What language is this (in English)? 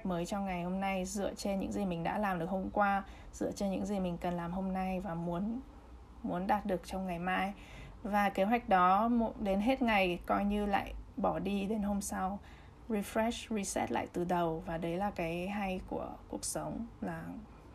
Vietnamese